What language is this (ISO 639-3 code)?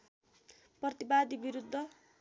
nep